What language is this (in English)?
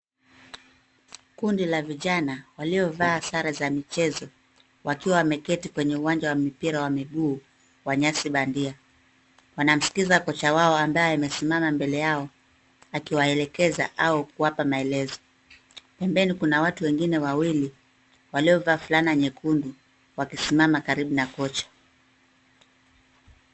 Swahili